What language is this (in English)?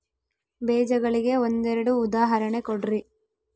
Kannada